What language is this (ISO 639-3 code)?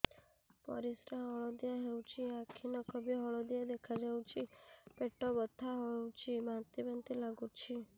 ori